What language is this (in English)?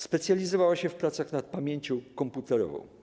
Polish